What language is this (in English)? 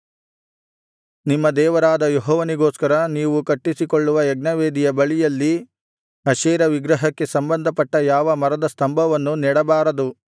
Kannada